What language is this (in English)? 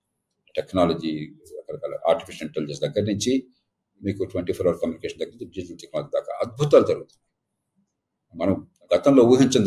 Telugu